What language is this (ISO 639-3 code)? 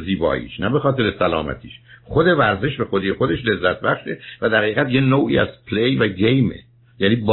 fas